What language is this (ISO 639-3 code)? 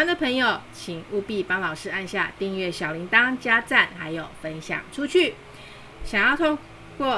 zho